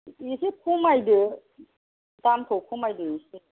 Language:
Bodo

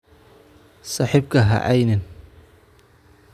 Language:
Somali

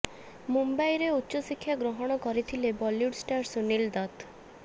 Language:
Odia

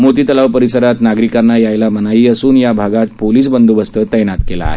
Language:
Marathi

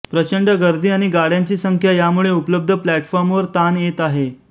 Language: Marathi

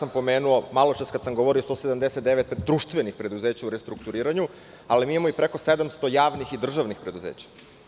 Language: Serbian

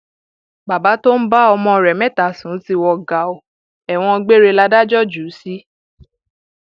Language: Yoruba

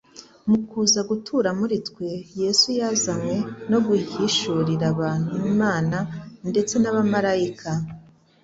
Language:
Kinyarwanda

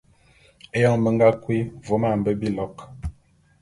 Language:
Bulu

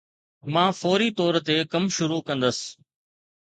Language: Sindhi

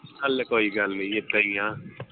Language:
Punjabi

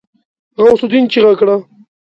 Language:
Pashto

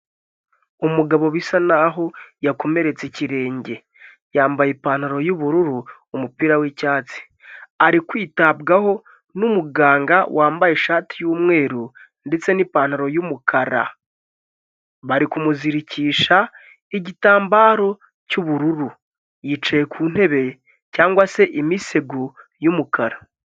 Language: Kinyarwanda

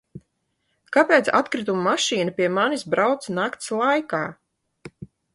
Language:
Latvian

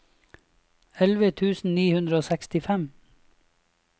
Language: Norwegian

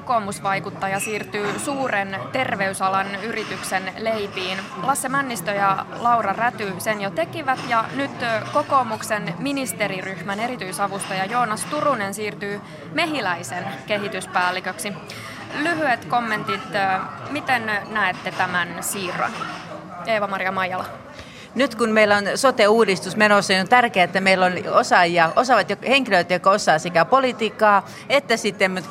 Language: Finnish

